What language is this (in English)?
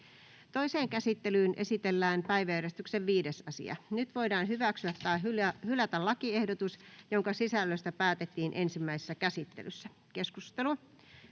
Finnish